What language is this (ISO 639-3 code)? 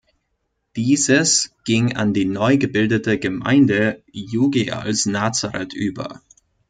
deu